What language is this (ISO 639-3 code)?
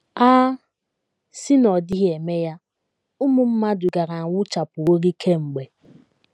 ibo